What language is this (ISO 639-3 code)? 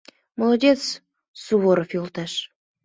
chm